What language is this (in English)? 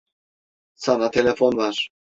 Turkish